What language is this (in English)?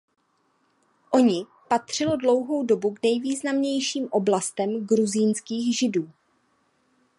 Czech